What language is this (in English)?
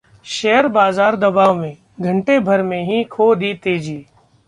Hindi